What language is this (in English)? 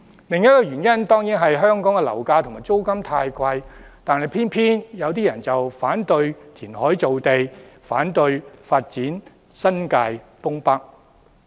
Cantonese